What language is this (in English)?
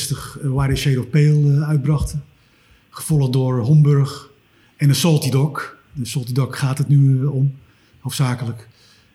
Dutch